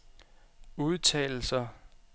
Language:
Danish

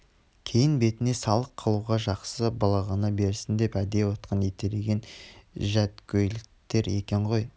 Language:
Kazakh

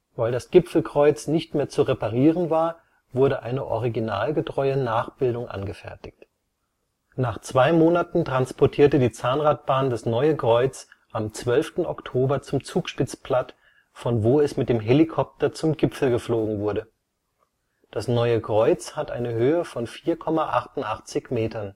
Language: German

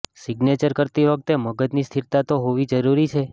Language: Gujarati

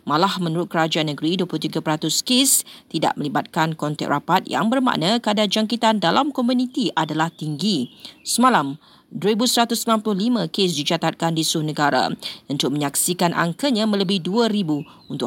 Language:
Malay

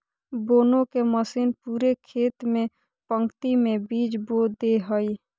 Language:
Magahi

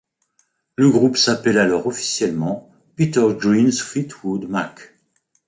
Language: French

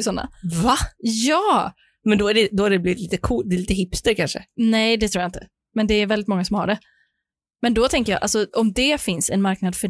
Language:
Swedish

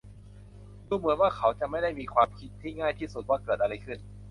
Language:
Thai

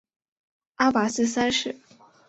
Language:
Chinese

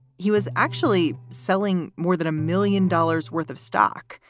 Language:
English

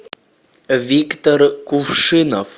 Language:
Russian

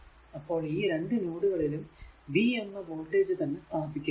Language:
Malayalam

